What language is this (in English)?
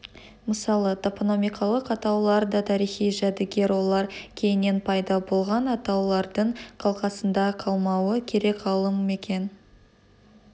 Kazakh